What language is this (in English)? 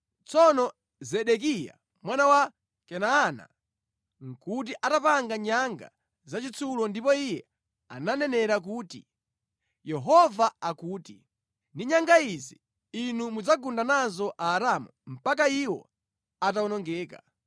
Nyanja